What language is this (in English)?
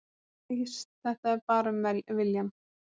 Icelandic